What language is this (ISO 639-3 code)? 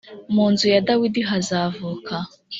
kin